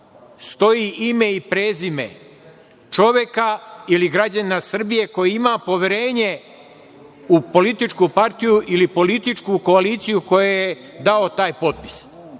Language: Serbian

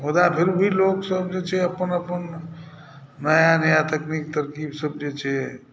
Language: Maithili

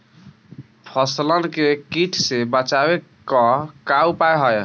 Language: Bhojpuri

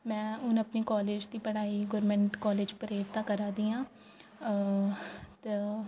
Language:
Dogri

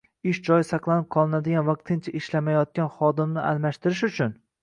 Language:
Uzbek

